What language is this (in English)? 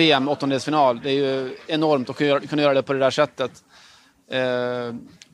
Swedish